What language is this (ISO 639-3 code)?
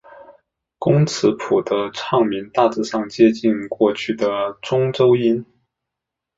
zho